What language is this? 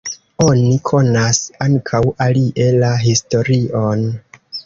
Esperanto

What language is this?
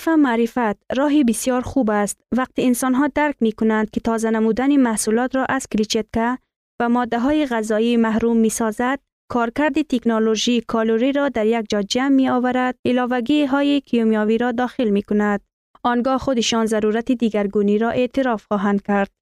Persian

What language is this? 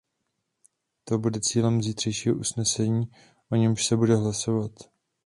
Czech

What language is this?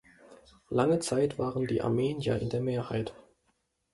German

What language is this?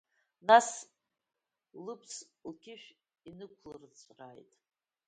Abkhazian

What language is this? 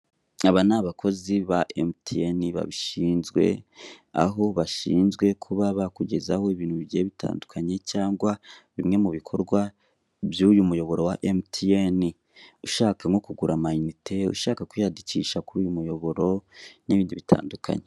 Kinyarwanda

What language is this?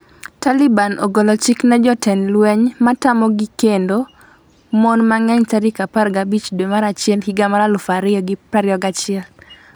Luo (Kenya and Tanzania)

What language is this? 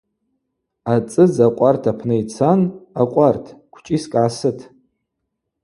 Abaza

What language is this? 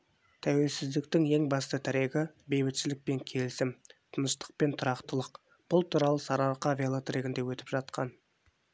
Kazakh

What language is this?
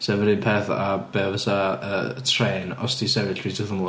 Welsh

